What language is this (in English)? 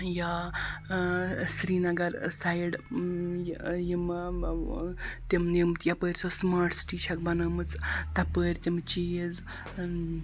Kashmiri